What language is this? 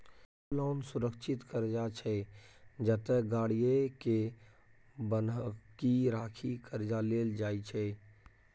Maithili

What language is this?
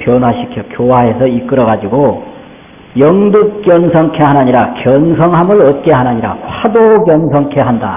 Korean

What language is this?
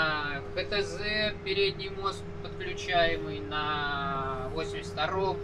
Russian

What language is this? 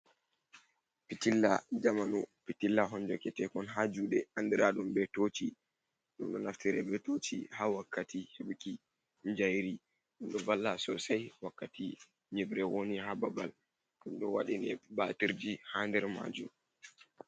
Fula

